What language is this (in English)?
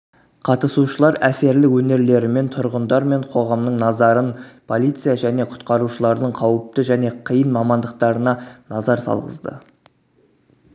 Kazakh